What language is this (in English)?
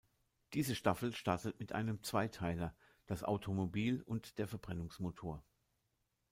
German